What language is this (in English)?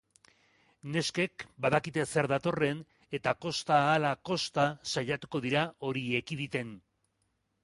Basque